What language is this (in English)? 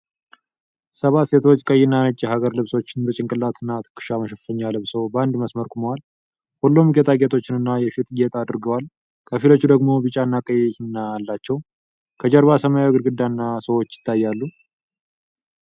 Amharic